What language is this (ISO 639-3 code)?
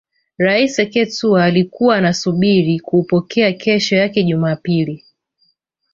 swa